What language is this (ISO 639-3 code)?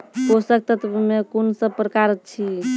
mai